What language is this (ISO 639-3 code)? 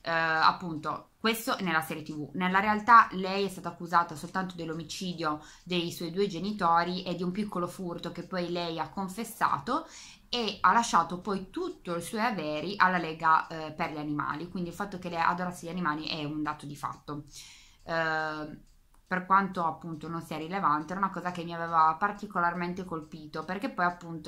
ita